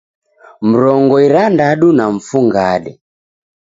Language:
Taita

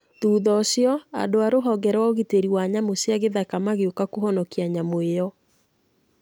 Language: Kikuyu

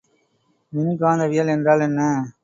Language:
Tamil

